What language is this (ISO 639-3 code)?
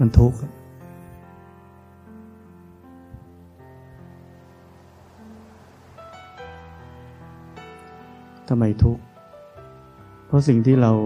tha